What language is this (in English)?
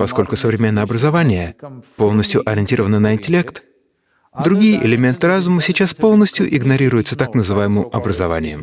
Russian